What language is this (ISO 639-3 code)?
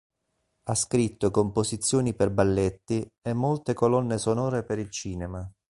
ita